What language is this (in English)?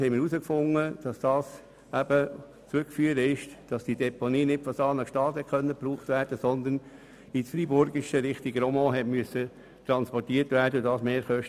Swiss German